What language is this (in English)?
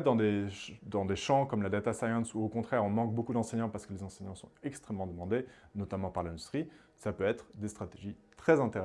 French